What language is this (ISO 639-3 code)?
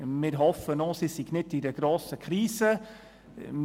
gsw